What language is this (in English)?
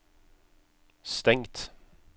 Norwegian